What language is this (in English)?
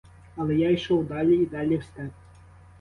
Ukrainian